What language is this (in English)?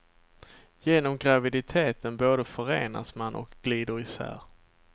Swedish